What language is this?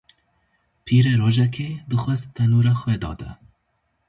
Kurdish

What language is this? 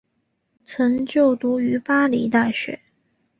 Chinese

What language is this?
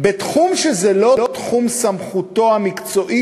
Hebrew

